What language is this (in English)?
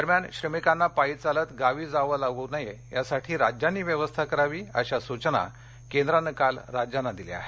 Marathi